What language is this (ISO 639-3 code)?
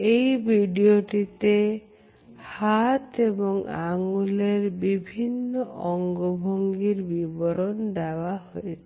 ben